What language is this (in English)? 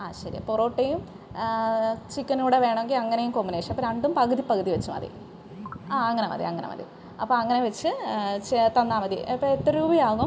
Malayalam